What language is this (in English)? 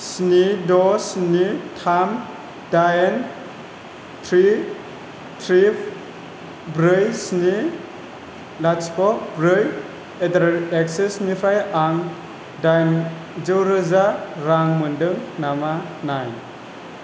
Bodo